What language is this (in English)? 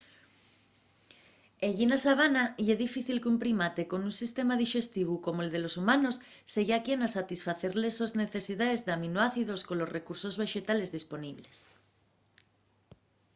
Asturian